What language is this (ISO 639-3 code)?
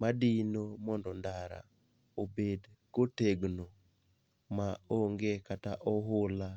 luo